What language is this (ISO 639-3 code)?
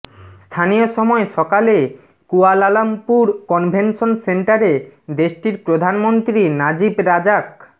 ben